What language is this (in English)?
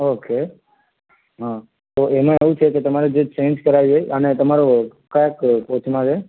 Gujarati